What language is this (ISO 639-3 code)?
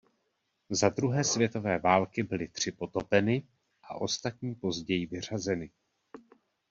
ces